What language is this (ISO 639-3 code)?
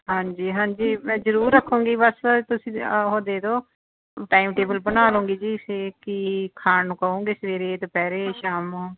pan